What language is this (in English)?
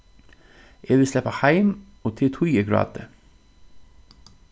Faroese